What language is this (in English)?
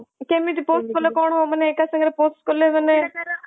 Odia